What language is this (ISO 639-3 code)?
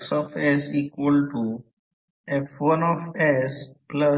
mar